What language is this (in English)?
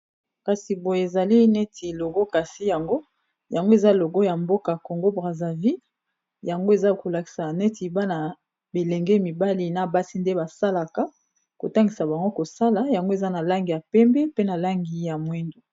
Lingala